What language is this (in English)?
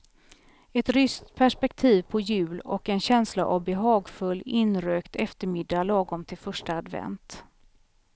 Swedish